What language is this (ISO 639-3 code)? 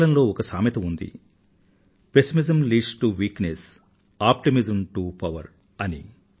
tel